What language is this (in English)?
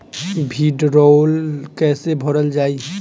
Bhojpuri